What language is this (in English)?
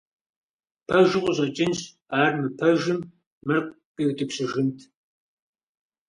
Kabardian